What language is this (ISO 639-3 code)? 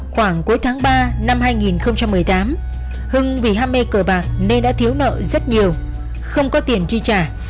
vie